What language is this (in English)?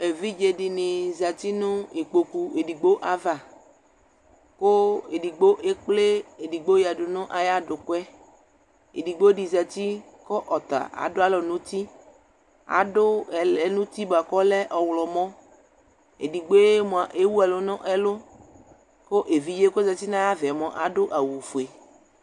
Ikposo